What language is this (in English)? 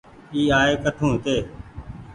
Goaria